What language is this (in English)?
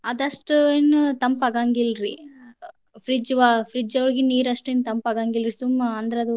Kannada